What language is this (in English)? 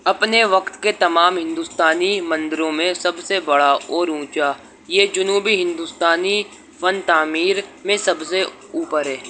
Urdu